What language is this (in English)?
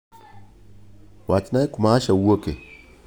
Luo (Kenya and Tanzania)